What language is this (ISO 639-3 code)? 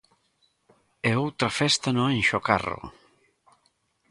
glg